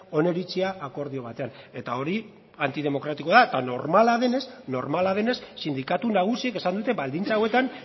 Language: Basque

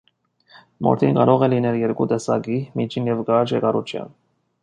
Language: Armenian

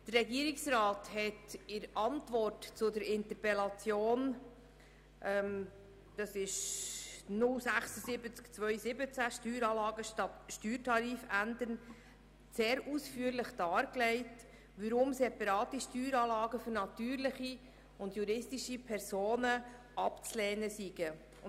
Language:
Swiss German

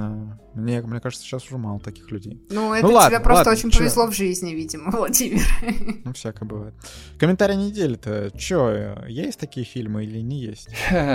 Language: Russian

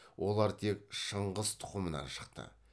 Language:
Kazakh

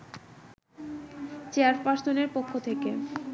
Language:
Bangla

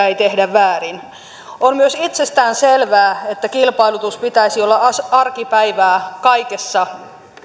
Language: Finnish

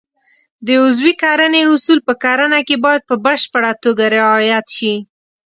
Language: Pashto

